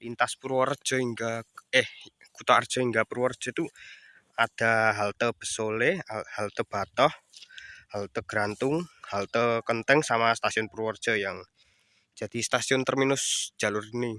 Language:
Indonesian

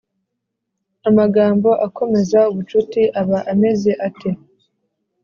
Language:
Kinyarwanda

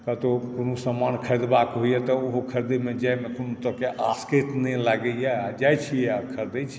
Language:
Maithili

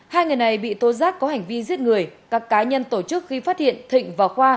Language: Vietnamese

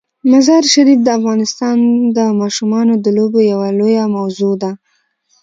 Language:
Pashto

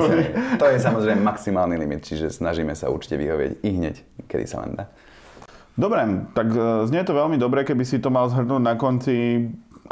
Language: Slovak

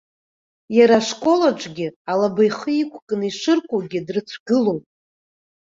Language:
Abkhazian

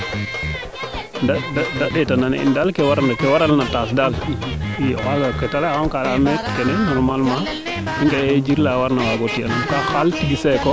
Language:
Serer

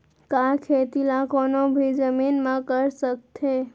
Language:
Chhattisgarhi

